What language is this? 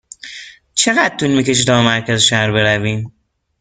Persian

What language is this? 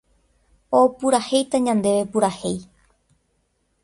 Guarani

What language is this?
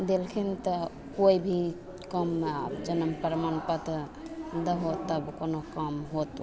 Maithili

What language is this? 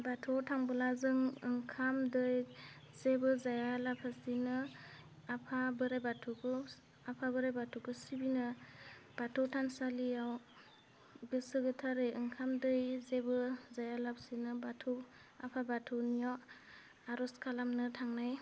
Bodo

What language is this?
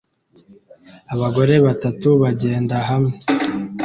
Kinyarwanda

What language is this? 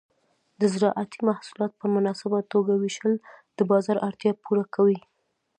Pashto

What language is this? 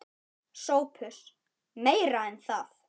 Icelandic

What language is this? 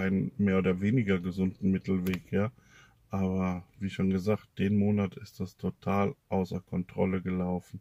German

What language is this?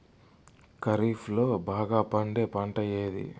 Telugu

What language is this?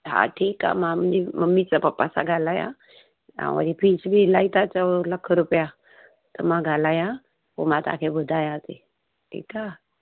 Sindhi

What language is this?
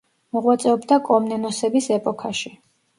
Georgian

